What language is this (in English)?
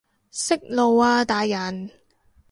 Cantonese